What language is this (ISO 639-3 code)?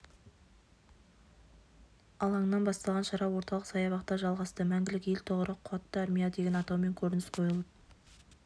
kaz